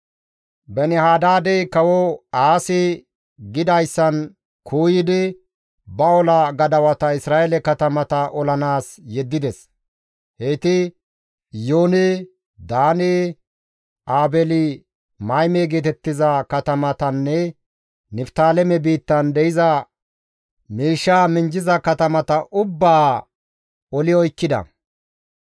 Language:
Gamo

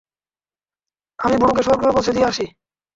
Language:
Bangla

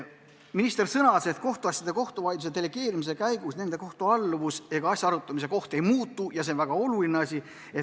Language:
Estonian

